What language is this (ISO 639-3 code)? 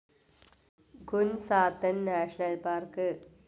mal